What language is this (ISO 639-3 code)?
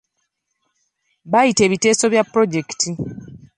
lug